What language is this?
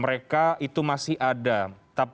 Indonesian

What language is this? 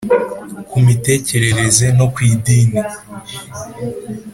Kinyarwanda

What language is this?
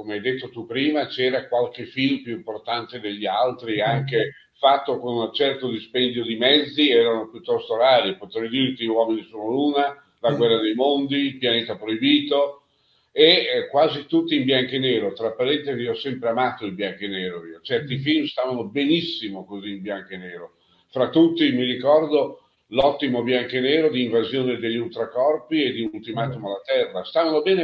Italian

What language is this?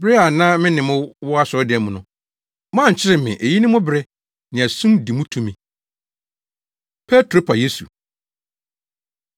Akan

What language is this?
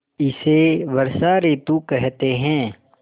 Hindi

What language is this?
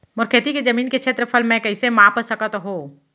Chhattisgarhi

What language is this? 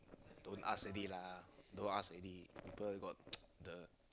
English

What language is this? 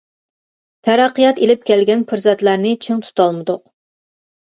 Uyghur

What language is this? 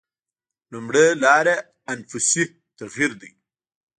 Pashto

